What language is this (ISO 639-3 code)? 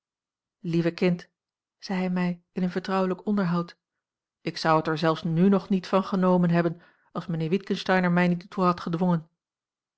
nld